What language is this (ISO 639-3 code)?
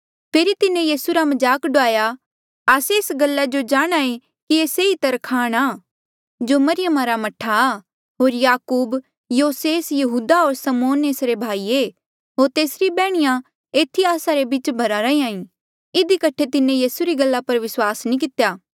mjl